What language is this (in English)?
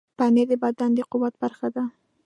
Pashto